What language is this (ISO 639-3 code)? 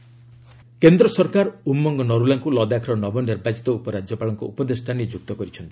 ori